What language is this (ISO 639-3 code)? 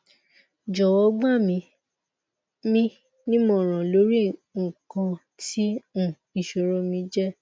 yor